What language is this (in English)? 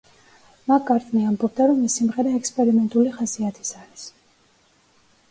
Georgian